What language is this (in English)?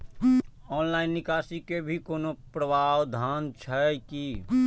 Maithili